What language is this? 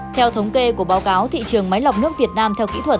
Vietnamese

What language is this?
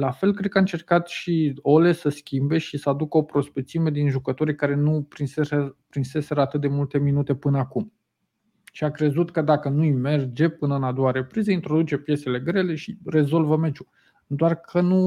Romanian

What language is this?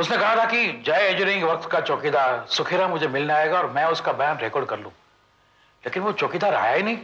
Hindi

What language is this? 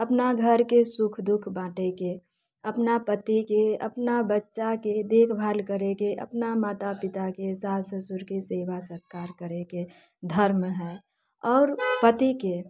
Maithili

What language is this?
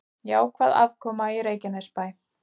Icelandic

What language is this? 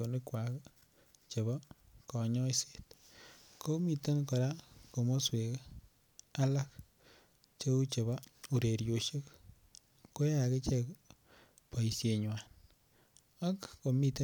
Kalenjin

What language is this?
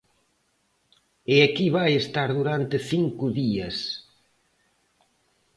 Galician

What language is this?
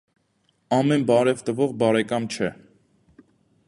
Armenian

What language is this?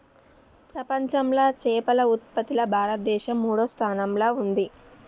Telugu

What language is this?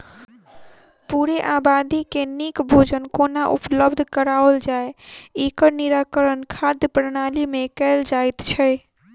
Maithili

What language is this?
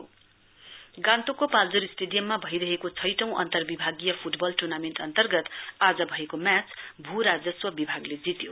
Nepali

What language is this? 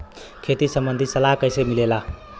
Bhojpuri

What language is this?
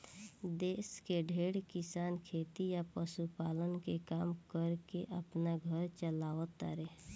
Bhojpuri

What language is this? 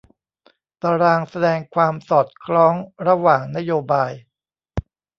Thai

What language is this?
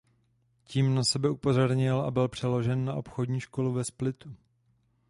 Czech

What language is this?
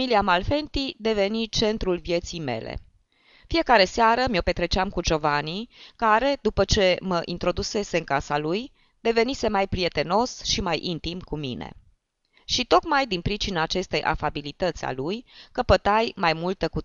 Romanian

